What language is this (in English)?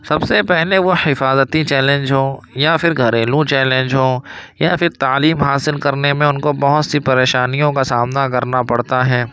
Urdu